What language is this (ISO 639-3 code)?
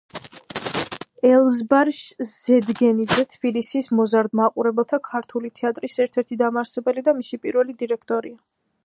kat